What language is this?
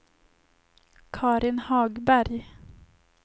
Swedish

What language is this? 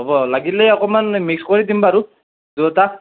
Assamese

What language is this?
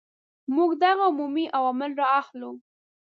Pashto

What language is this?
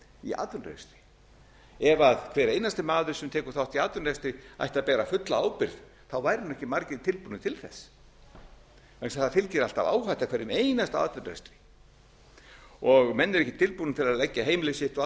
Icelandic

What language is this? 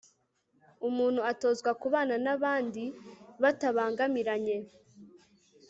Kinyarwanda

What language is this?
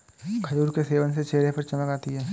Hindi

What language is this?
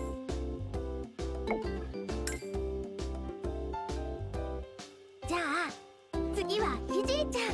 Japanese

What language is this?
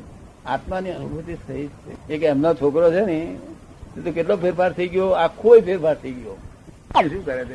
Gujarati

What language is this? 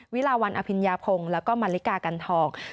Thai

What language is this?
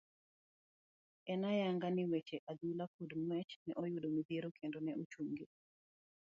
Luo (Kenya and Tanzania)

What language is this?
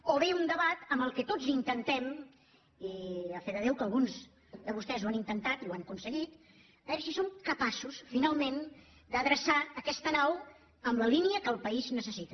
Catalan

